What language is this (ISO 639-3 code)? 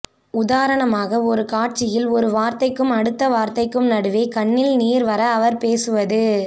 tam